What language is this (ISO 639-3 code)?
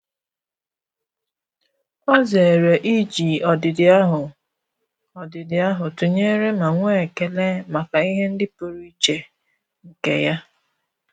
ibo